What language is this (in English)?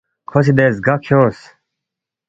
Balti